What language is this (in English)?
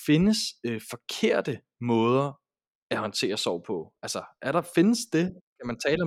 Danish